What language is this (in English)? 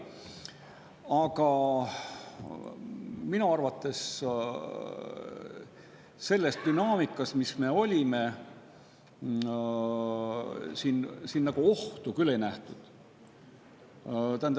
Estonian